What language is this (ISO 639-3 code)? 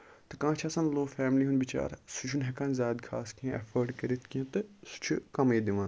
kas